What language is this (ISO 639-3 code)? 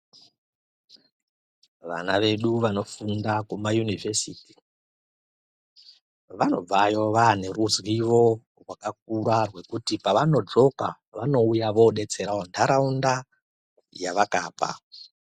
ndc